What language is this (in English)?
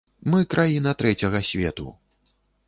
Belarusian